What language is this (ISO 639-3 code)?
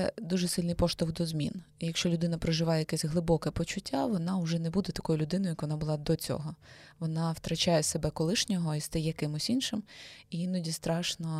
ukr